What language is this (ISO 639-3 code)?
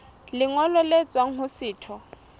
sot